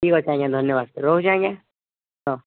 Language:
Odia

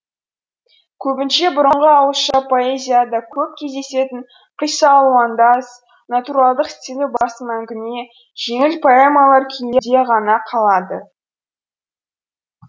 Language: Kazakh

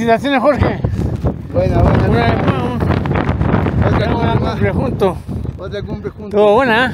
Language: Spanish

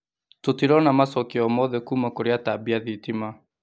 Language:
Kikuyu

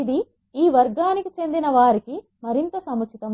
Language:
Telugu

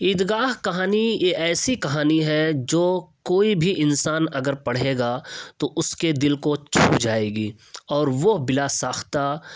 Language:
Urdu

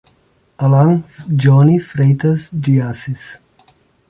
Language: Portuguese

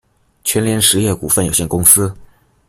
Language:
Chinese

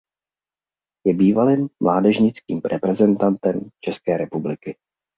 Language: Czech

